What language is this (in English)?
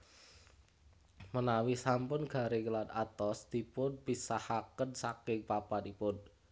Javanese